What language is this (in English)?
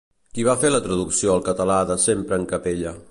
Catalan